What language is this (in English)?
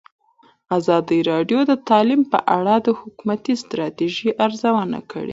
Pashto